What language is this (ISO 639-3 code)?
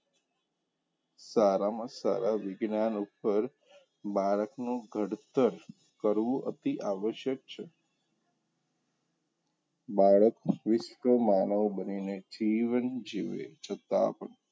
guj